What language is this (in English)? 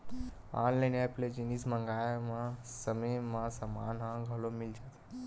Chhattisgarhi